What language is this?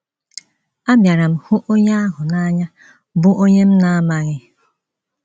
Igbo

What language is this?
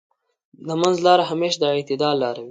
Pashto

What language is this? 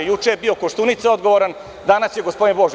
Serbian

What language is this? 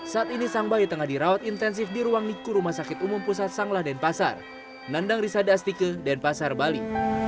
Indonesian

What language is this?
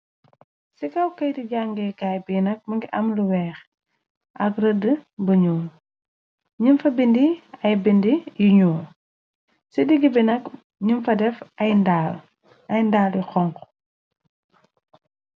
Wolof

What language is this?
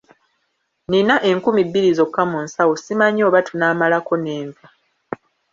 Ganda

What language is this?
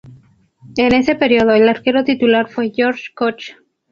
Spanish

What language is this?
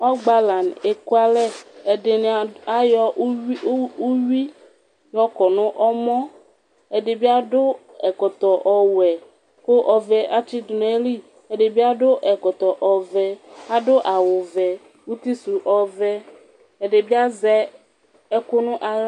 Ikposo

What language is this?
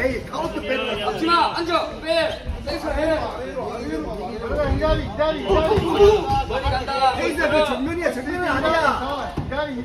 Korean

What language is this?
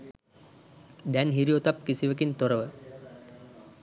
Sinhala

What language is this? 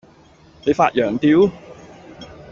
Cantonese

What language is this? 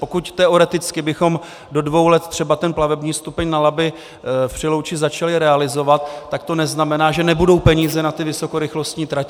Czech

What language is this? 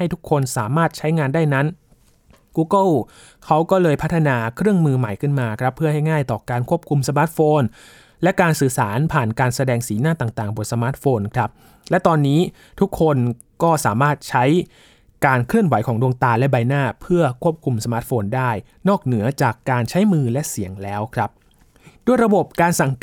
Thai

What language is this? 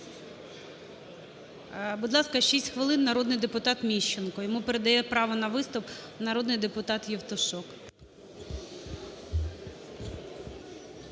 Ukrainian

